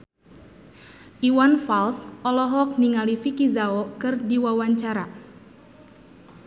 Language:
Sundanese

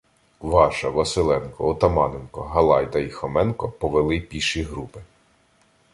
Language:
Ukrainian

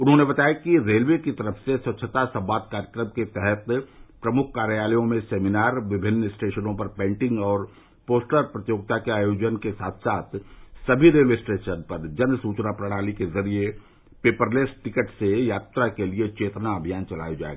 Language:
Hindi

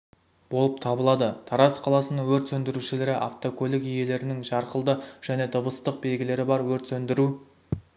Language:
Kazakh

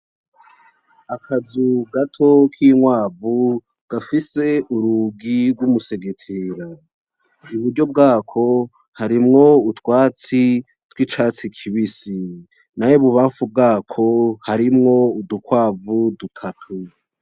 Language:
Rundi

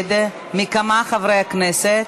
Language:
Hebrew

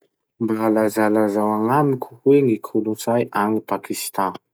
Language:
Masikoro Malagasy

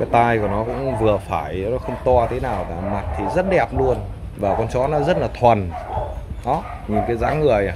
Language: Vietnamese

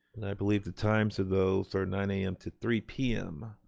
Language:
English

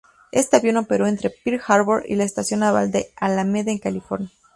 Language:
Spanish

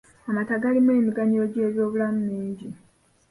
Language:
Ganda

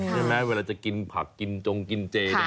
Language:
Thai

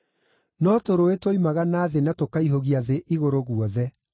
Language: Kikuyu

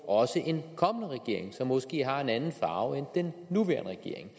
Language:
Danish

